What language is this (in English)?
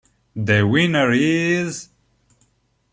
Italian